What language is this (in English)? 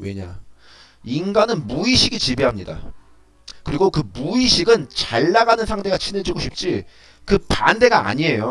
Korean